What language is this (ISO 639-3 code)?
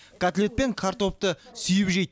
kaz